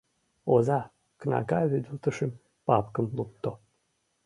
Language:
Mari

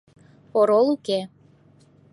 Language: Mari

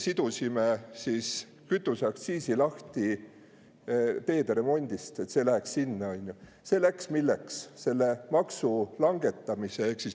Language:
Estonian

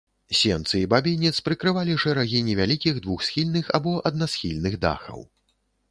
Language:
Belarusian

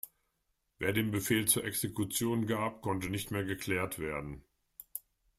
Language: German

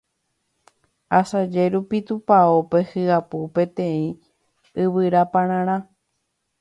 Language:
Guarani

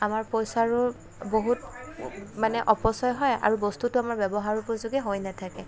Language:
Assamese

